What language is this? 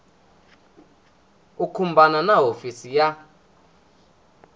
Tsonga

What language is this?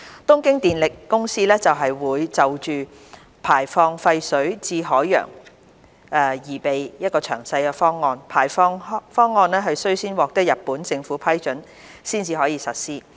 Cantonese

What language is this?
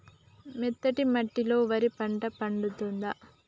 Telugu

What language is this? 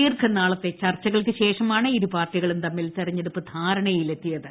Malayalam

